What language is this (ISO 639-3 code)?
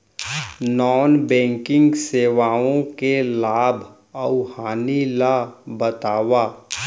hne